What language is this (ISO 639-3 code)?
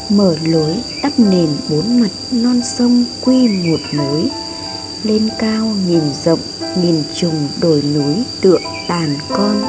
vie